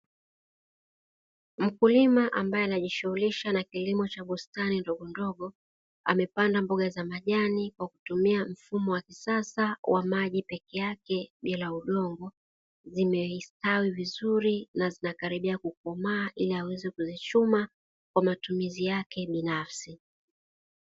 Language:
Swahili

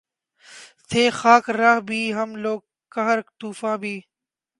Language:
Urdu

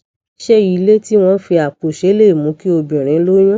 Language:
Yoruba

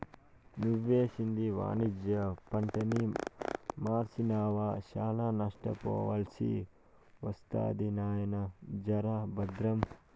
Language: Telugu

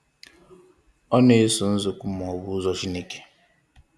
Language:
Igbo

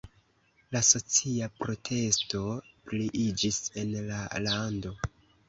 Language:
Esperanto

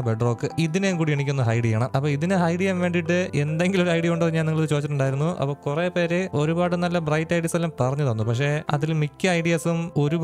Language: Malayalam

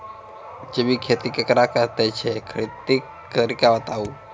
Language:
Maithili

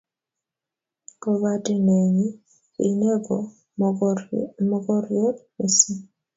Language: Kalenjin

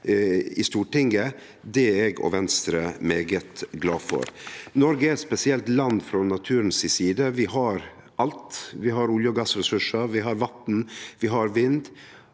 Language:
Norwegian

